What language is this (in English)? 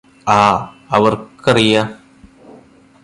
Malayalam